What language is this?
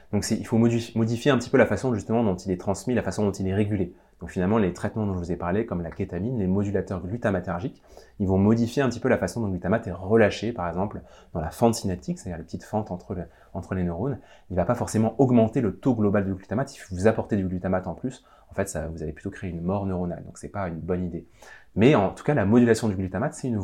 French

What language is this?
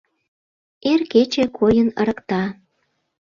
Mari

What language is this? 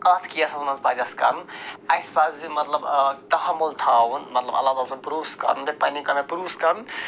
Kashmiri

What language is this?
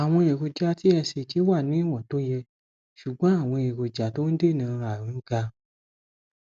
Yoruba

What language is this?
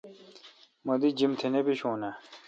Kalkoti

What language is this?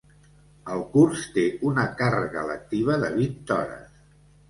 Catalan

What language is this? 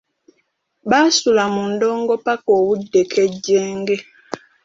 Ganda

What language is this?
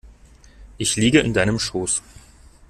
German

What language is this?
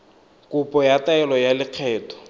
Tswana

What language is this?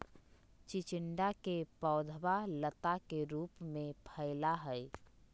Magahi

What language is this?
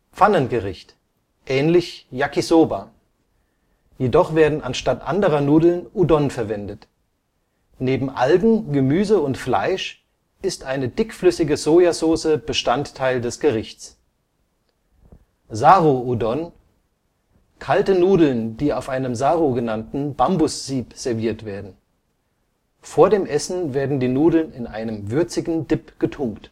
German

